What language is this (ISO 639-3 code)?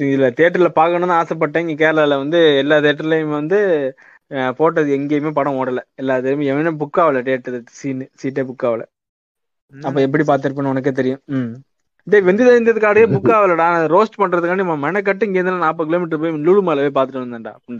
tam